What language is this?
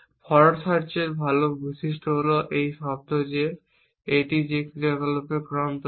Bangla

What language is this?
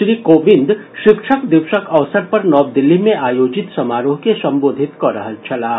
Maithili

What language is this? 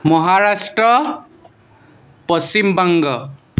Assamese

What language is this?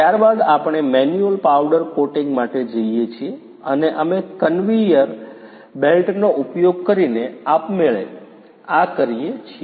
Gujarati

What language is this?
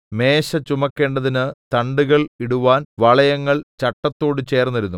Malayalam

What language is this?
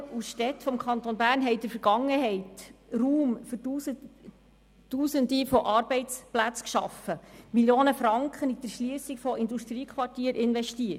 Swiss German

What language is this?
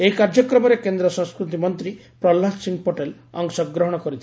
Odia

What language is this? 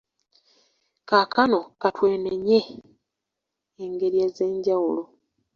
Ganda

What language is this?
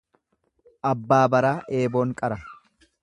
Oromo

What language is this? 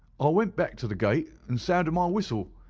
English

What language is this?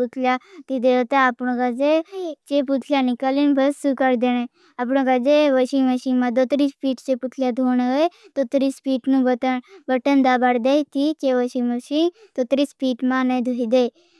Bhili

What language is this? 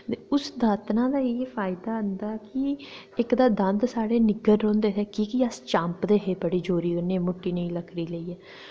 Dogri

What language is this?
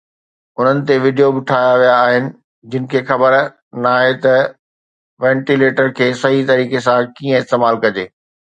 Sindhi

